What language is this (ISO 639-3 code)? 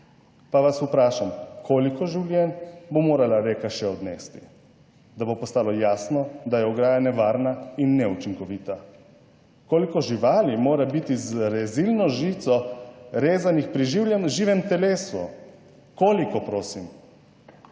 slv